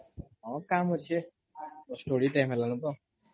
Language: Odia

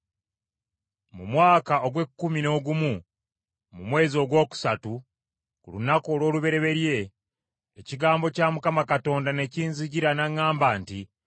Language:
Ganda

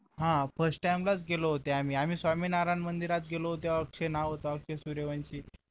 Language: Marathi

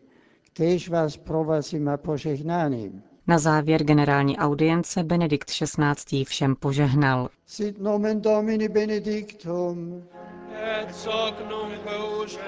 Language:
Czech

